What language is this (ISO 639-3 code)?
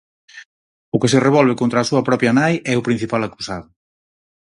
glg